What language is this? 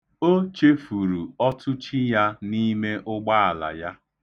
Igbo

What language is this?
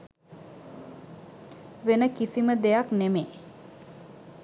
Sinhala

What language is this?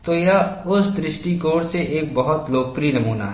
Hindi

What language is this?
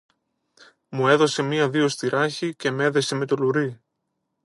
Greek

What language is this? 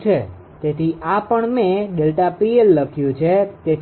Gujarati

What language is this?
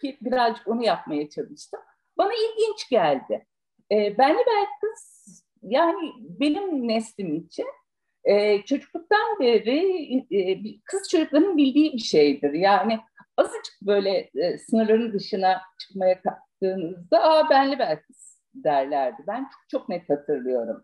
Turkish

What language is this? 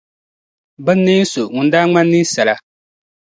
Dagbani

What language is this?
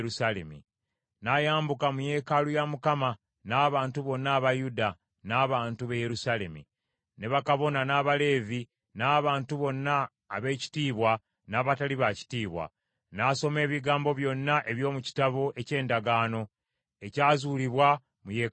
Ganda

